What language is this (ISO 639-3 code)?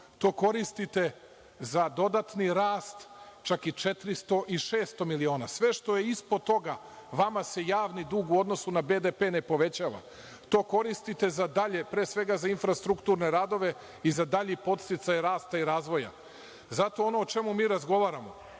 srp